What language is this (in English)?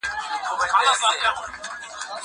Pashto